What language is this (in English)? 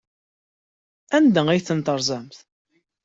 Kabyle